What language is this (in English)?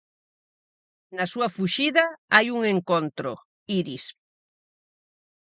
Galician